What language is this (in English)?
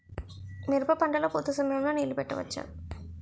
Telugu